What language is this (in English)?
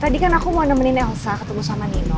Indonesian